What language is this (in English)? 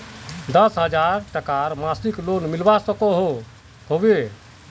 Magahi